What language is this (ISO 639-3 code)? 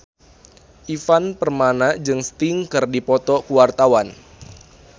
sun